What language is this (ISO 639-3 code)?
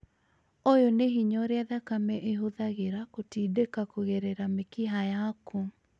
kik